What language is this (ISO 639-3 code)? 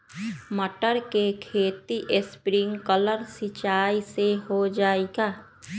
mag